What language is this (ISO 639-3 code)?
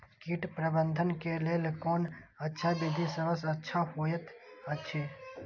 mai